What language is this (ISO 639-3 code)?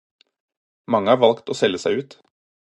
nob